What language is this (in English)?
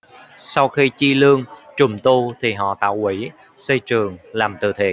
Vietnamese